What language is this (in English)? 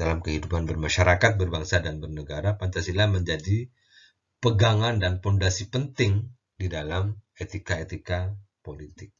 Indonesian